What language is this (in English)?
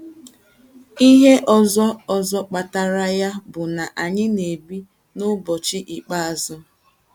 Igbo